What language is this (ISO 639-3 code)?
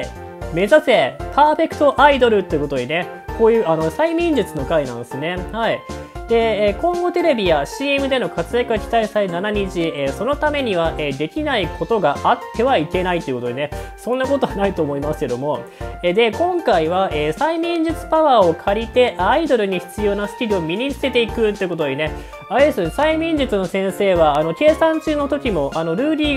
jpn